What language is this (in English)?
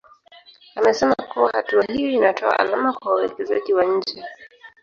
Swahili